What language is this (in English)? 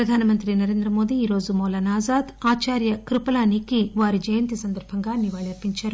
Telugu